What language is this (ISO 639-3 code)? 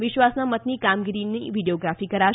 guj